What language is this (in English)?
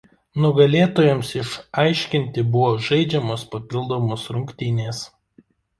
Lithuanian